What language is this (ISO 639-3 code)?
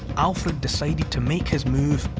eng